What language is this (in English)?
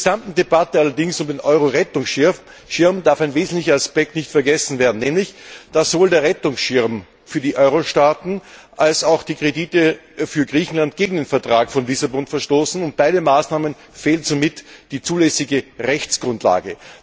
German